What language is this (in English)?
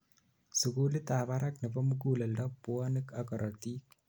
Kalenjin